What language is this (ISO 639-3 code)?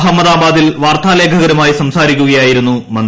mal